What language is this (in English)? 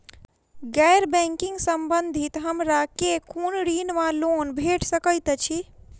Maithili